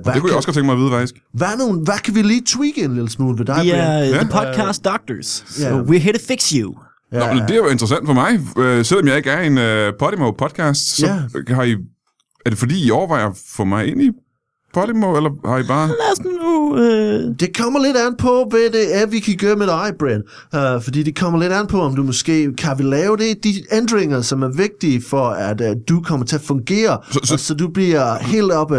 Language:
Danish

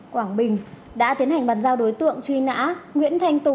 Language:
Vietnamese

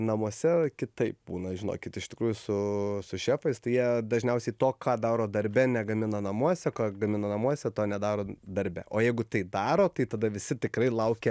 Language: Lithuanian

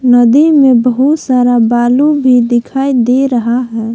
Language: Hindi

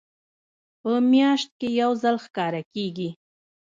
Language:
Pashto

